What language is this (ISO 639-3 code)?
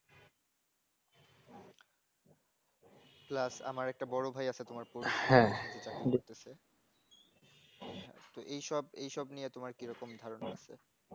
ben